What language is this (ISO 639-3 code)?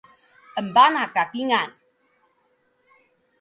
trv